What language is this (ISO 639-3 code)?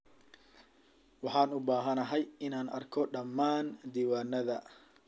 som